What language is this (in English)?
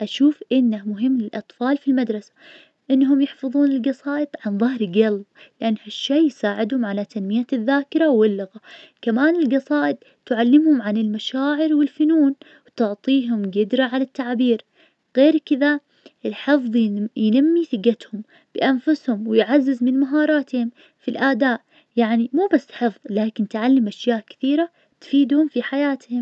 Najdi Arabic